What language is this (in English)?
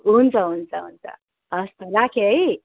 Nepali